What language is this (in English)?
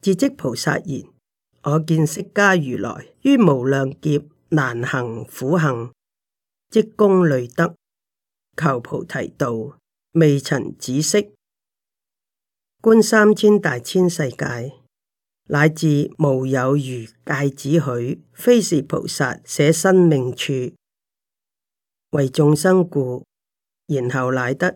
Chinese